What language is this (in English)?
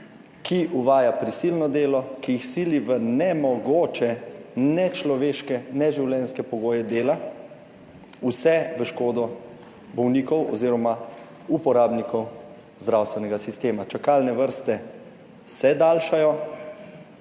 Slovenian